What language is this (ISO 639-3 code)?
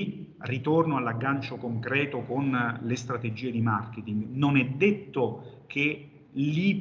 ita